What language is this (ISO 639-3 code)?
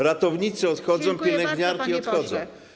pol